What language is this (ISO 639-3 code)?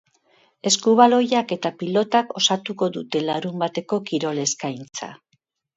eus